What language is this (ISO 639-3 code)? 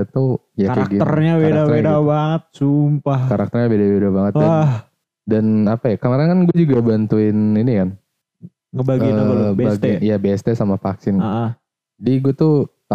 ind